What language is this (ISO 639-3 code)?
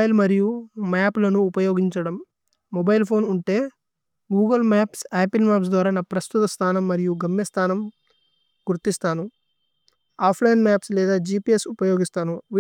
tcy